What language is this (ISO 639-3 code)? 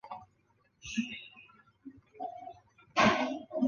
zho